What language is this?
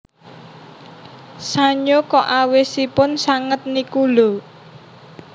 Javanese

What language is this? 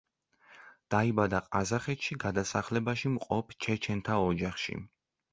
Georgian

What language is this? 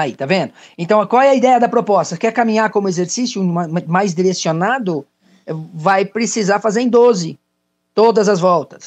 Portuguese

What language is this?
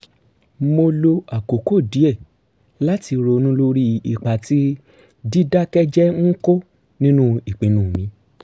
Yoruba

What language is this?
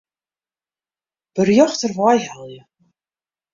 Western Frisian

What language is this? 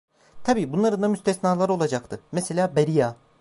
Turkish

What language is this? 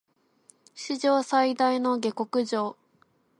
Japanese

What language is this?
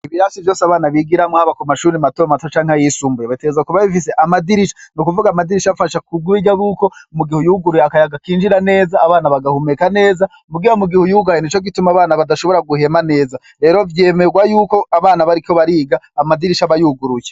Rundi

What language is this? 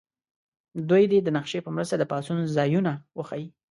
Pashto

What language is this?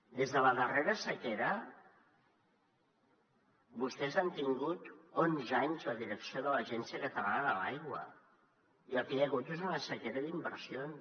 Catalan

